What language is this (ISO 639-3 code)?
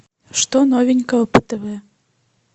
rus